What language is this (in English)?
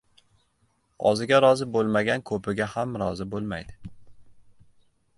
Uzbek